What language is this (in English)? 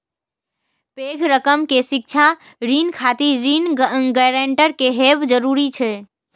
Maithili